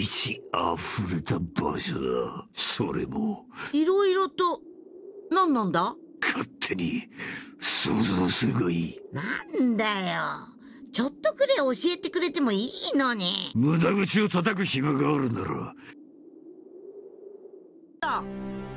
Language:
Japanese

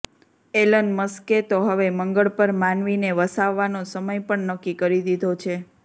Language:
Gujarati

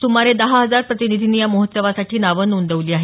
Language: Marathi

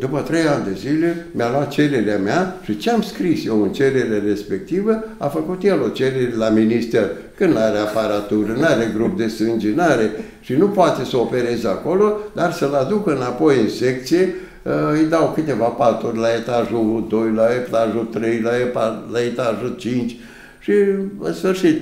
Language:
Romanian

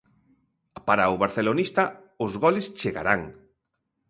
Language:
Galician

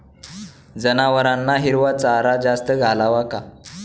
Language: Marathi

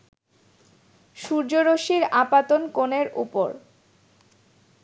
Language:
Bangla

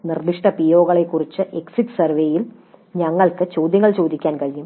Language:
Malayalam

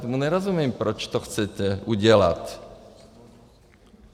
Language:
Czech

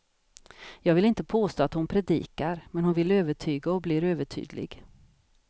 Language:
Swedish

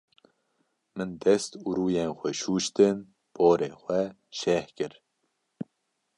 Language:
Kurdish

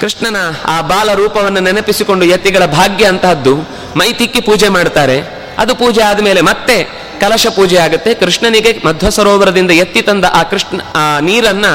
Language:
Kannada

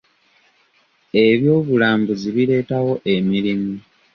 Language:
Ganda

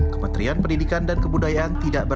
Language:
Indonesian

